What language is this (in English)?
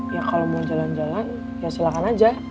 Indonesian